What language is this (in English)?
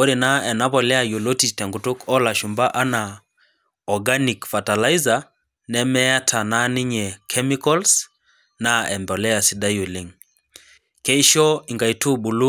Masai